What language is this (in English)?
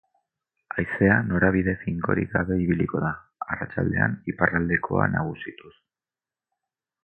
Basque